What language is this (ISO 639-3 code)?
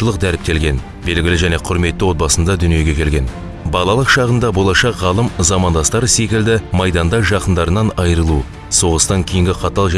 tur